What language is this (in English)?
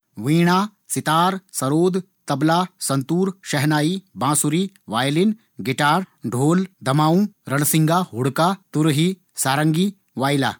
Garhwali